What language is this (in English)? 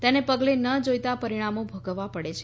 Gujarati